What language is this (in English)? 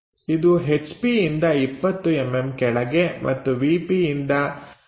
Kannada